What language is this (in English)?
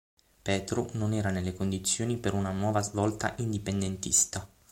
Italian